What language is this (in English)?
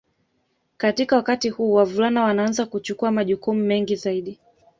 Swahili